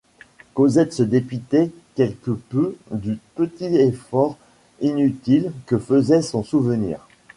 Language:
French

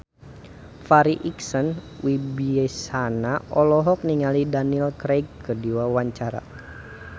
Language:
Sundanese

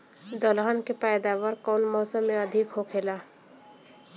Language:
Bhojpuri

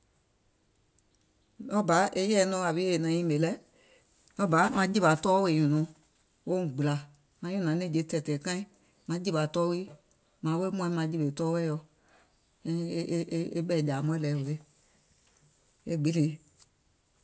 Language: Gola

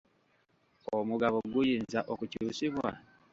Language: Ganda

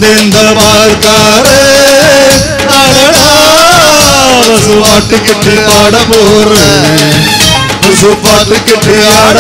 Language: Arabic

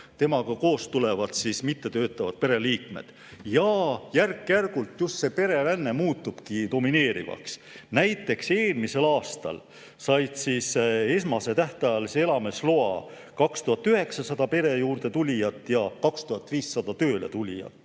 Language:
Estonian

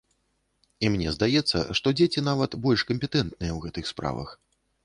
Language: Belarusian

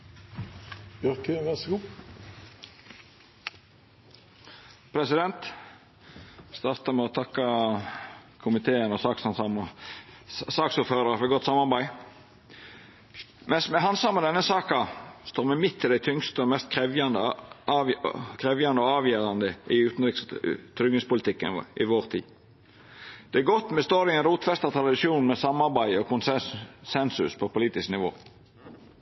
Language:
Norwegian Nynorsk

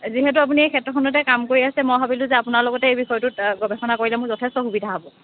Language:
Assamese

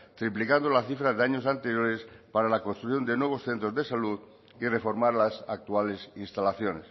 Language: Spanish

